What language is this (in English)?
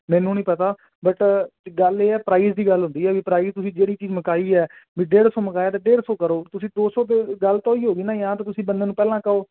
Punjabi